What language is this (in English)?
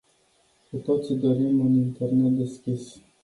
Romanian